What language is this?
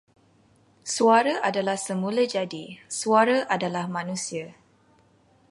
Malay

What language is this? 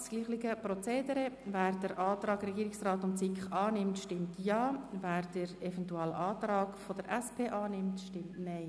Swiss German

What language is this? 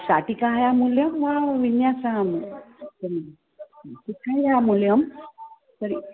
Sanskrit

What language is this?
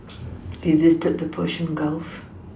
English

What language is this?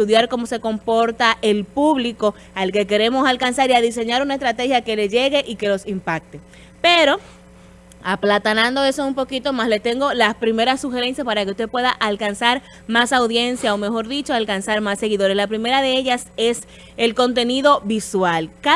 Spanish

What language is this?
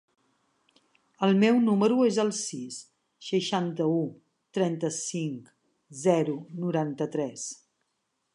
Catalan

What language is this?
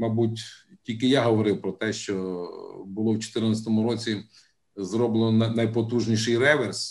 Ukrainian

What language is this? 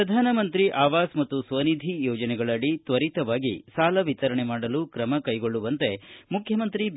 Kannada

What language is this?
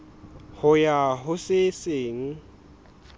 Southern Sotho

